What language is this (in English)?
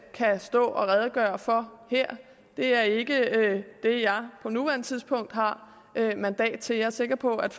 Danish